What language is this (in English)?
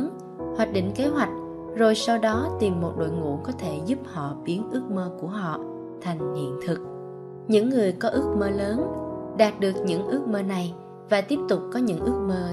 Vietnamese